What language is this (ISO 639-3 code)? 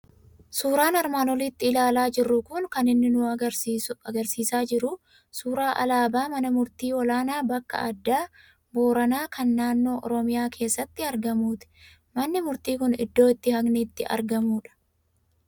orm